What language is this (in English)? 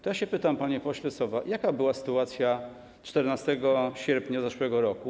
Polish